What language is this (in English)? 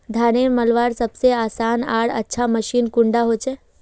Magahi